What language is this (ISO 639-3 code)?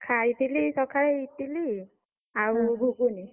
ori